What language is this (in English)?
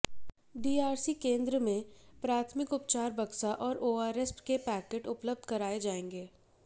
Hindi